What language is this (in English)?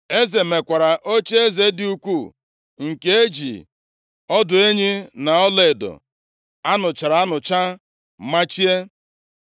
Igbo